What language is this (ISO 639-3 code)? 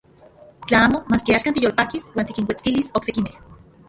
ncx